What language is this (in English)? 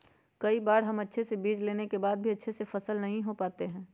Magahi